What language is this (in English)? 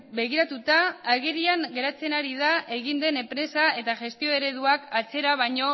Basque